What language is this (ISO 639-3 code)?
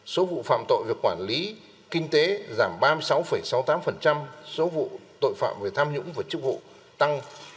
vie